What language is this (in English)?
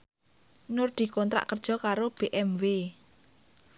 Javanese